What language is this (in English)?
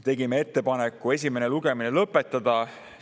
Estonian